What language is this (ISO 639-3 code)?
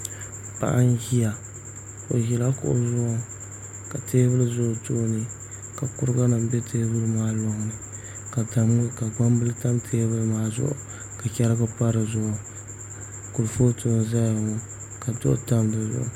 dag